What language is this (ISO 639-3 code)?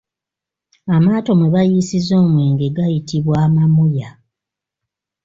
lug